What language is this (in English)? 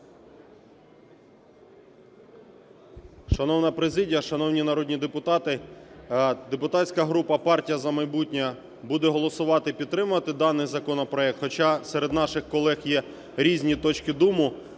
Ukrainian